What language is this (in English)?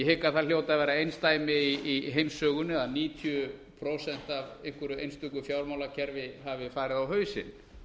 Icelandic